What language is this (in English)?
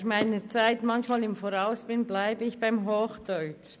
Swiss German